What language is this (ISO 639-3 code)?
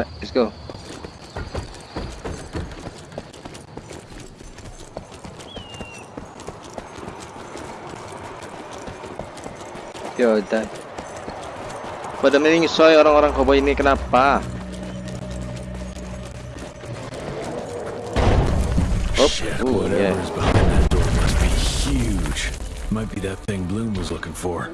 ind